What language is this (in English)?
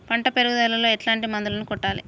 Telugu